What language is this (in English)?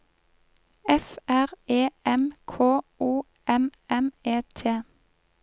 Norwegian